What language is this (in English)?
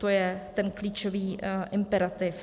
Czech